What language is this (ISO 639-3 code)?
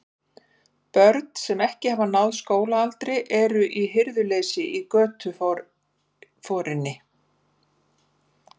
isl